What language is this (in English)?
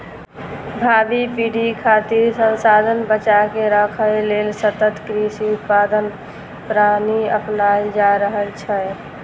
Maithili